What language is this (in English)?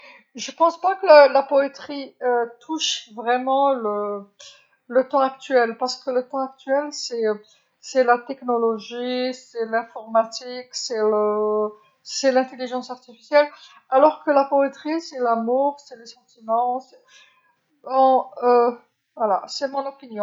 Algerian Arabic